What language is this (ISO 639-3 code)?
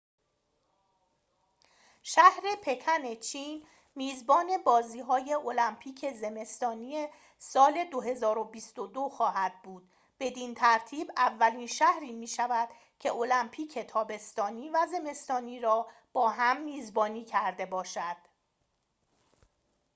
fas